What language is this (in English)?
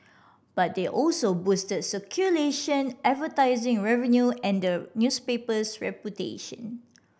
English